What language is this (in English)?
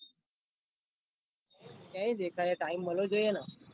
Gujarati